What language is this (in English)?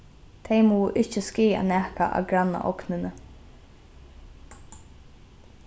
Faroese